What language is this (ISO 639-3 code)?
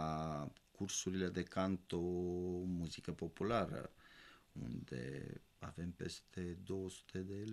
ron